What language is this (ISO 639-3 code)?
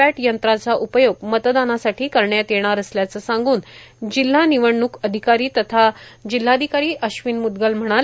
mar